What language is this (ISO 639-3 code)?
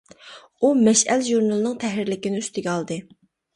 uig